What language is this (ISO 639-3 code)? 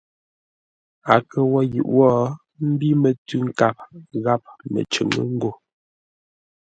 nla